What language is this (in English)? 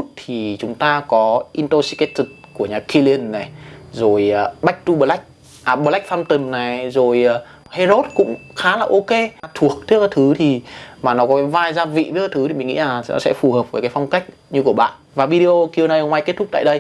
Vietnamese